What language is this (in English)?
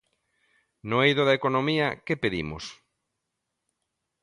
Galician